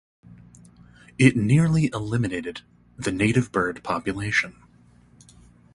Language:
English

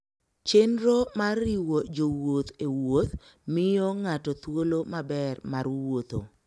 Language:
Luo (Kenya and Tanzania)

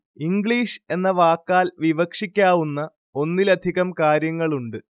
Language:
Malayalam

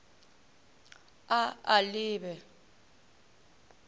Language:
Northern Sotho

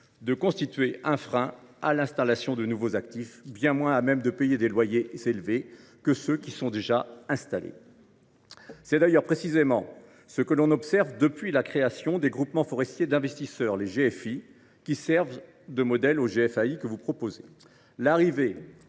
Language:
French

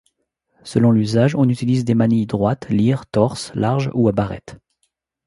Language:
French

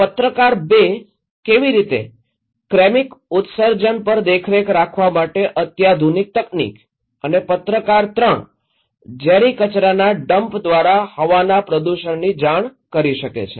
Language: Gujarati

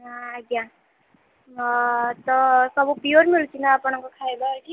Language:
Odia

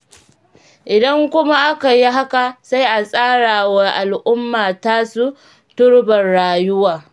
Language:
Hausa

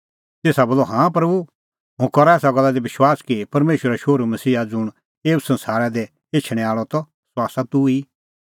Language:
Kullu Pahari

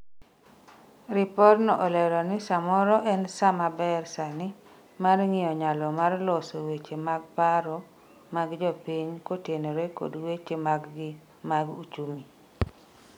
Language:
Luo (Kenya and Tanzania)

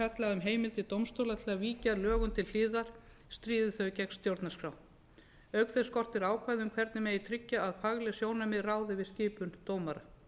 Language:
Icelandic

